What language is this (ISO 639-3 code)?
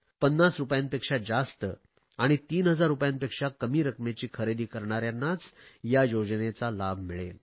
mar